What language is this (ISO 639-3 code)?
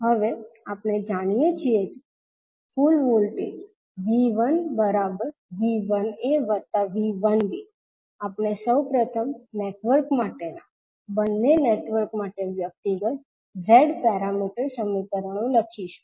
guj